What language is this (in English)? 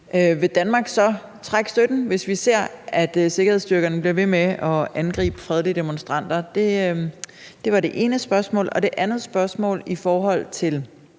Danish